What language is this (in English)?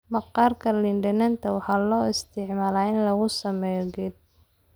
Somali